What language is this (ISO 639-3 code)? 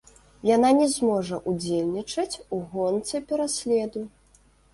bel